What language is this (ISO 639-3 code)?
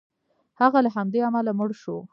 pus